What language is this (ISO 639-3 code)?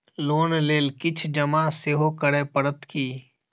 mai